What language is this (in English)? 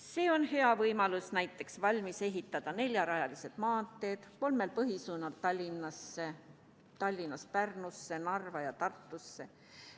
Estonian